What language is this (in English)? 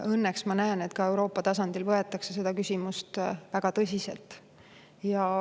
Estonian